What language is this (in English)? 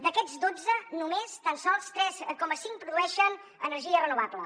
Catalan